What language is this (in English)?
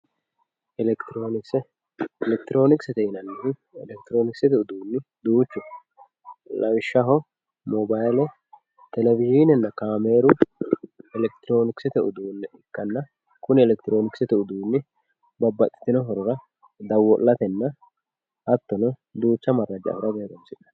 Sidamo